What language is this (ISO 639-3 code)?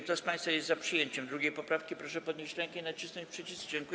pol